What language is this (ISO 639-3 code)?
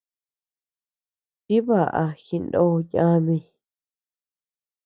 cux